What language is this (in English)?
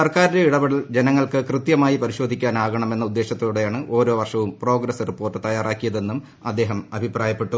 Malayalam